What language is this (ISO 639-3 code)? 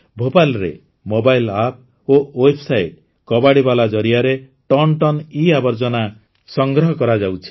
ori